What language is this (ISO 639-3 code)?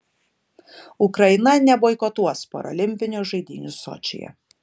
lit